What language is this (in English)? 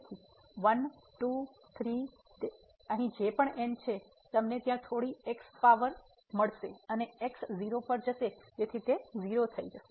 Gujarati